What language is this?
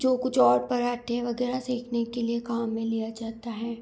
Hindi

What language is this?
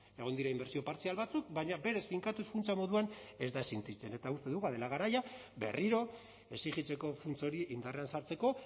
Basque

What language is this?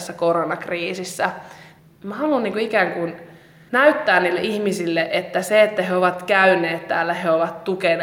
Finnish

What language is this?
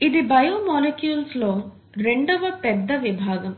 Telugu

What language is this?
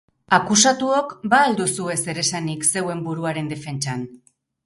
Basque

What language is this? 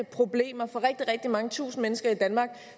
Danish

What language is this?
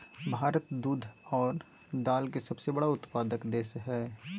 Magahi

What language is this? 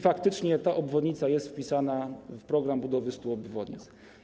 Polish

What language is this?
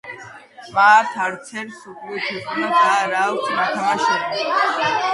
Georgian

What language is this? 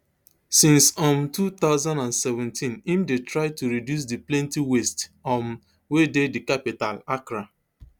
Nigerian Pidgin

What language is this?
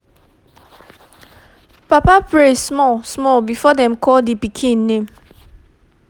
Nigerian Pidgin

